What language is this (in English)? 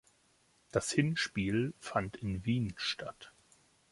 German